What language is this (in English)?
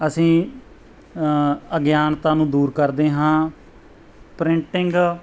Punjabi